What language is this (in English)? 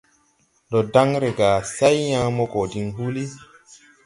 Tupuri